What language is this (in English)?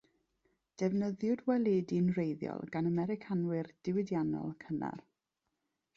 Welsh